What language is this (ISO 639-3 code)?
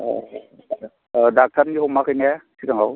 brx